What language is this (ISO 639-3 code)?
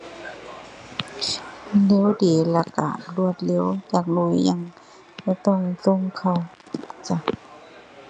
tha